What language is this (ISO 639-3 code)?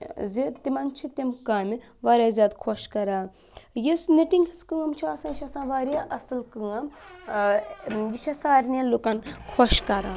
kas